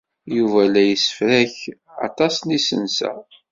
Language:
Kabyle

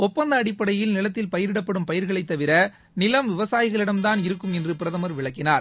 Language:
Tamil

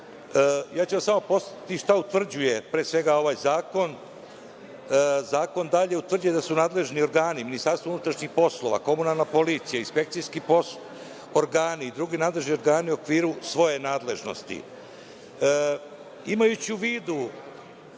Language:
Serbian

